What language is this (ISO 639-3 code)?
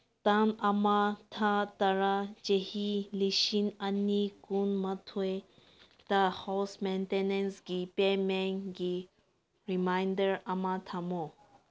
mni